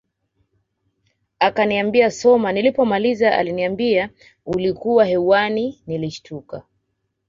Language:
Swahili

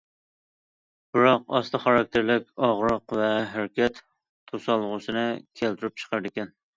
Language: Uyghur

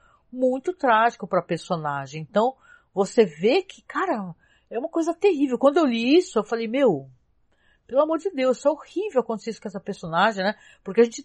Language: Portuguese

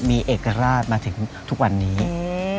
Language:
Thai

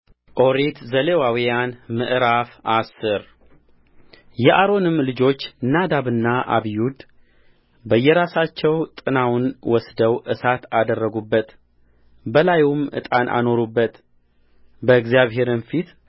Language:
Amharic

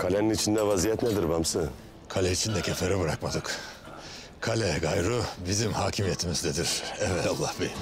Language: Turkish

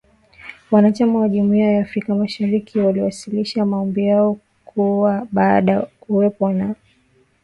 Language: Swahili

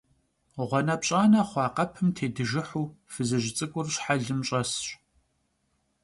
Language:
Kabardian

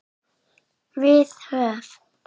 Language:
Icelandic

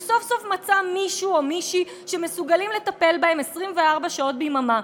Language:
Hebrew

